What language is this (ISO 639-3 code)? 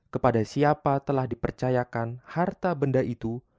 ind